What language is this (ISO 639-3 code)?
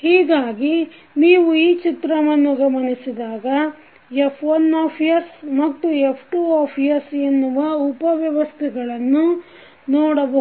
kan